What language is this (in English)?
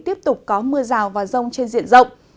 Vietnamese